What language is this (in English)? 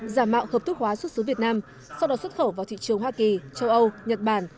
Vietnamese